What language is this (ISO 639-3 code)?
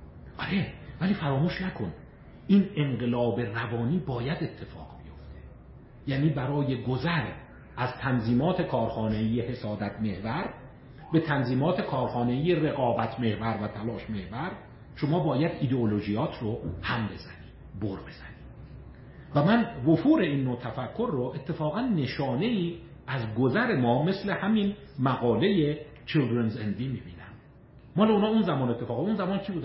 fas